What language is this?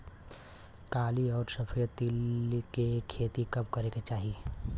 Bhojpuri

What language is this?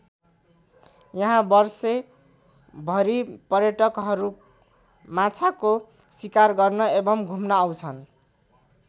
Nepali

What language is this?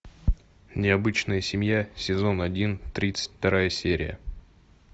Russian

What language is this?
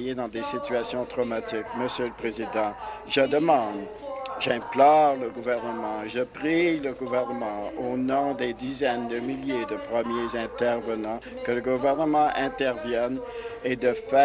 French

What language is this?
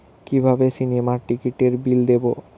Bangla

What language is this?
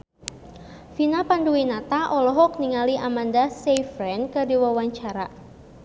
Sundanese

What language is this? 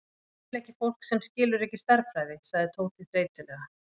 Icelandic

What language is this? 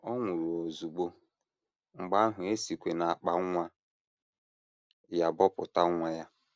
Igbo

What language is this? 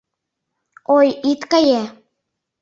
Mari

